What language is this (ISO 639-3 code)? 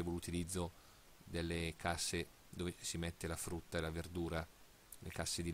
ita